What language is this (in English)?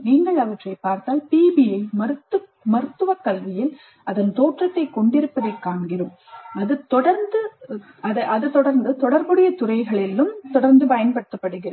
Tamil